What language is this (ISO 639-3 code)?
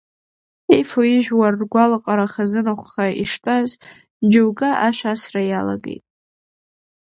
abk